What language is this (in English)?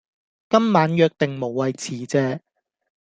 Cantonese